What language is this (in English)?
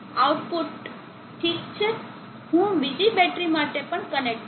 Gujarati